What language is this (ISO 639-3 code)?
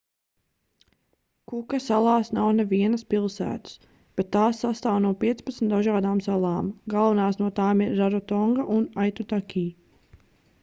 lav